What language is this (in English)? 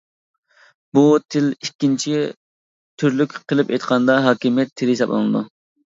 Uyghur